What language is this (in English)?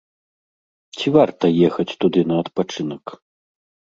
Belarusian